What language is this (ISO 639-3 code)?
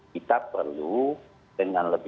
ind